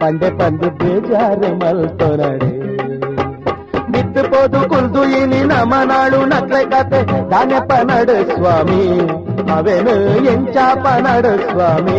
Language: Kannada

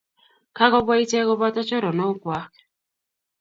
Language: Kalenjin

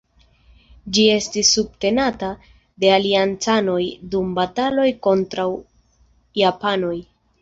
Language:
Esperanto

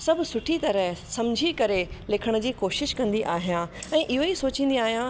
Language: Sindhi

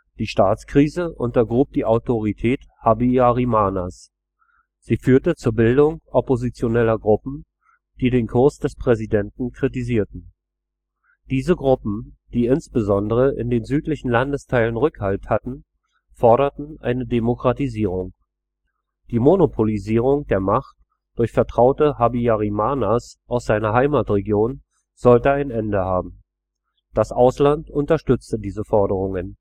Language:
German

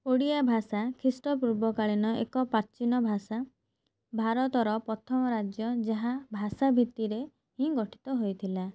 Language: Odia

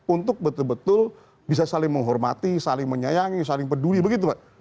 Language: Indonesian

